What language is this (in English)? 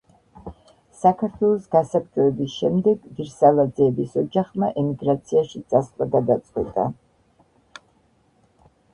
Georgian